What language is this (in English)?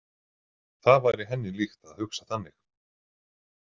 Icelandic